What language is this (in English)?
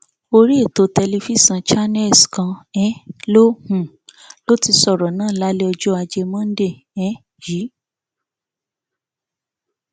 Yoruba